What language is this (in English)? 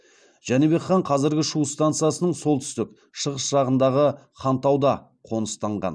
Kazakh